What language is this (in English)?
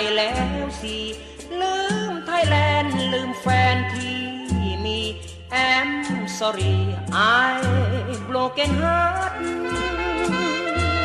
Thai